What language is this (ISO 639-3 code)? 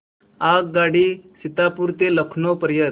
mar